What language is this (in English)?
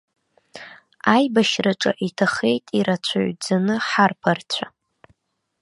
Abkhazian